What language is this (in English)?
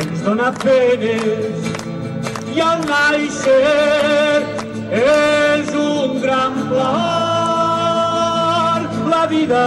Romanian